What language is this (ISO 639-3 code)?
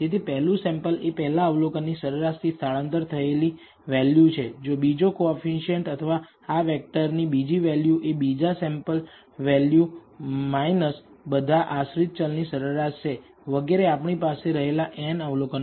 guj